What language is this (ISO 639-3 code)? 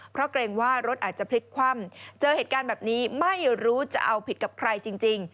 tha